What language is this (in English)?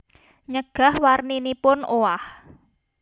Javanese